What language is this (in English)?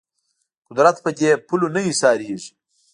Pashto